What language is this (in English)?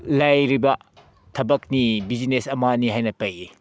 Manipuri